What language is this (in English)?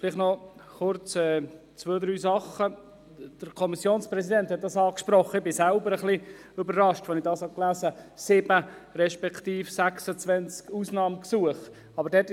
Swiss German